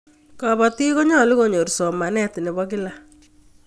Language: Kalenjin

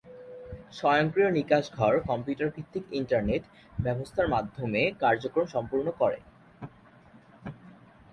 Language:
Bangla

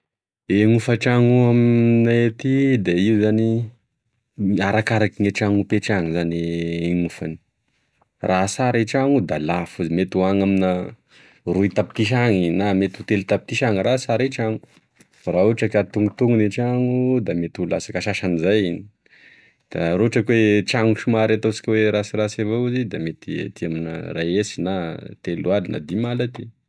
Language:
Tesaka Malagasy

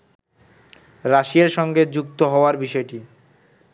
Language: Bangla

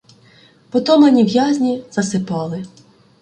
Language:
Ukrainian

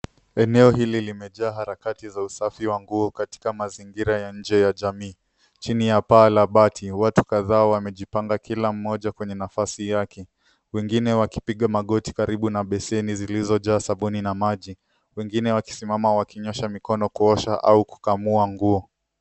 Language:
Swahili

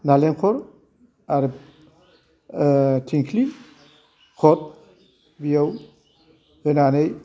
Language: Bodo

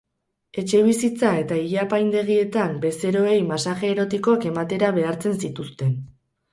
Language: Basque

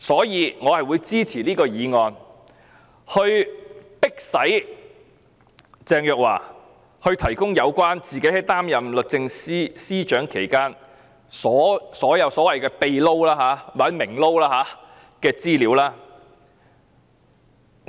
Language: Cantonese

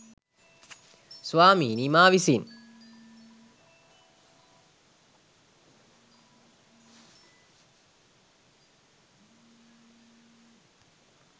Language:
Sinhala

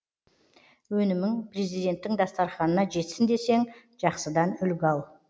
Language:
Kazakh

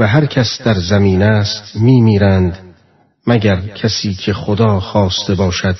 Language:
Persian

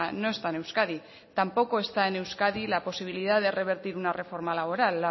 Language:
Spanish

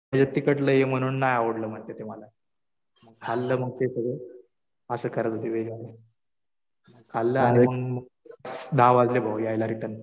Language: Marathi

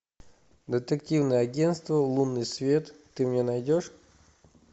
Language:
Russian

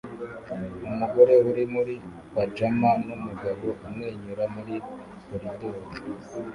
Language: Kinyarwanda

